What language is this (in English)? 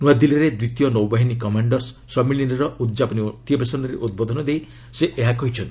Odia